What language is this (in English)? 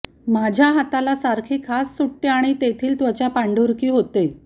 Marathi